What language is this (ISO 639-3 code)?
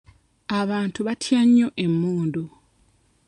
lug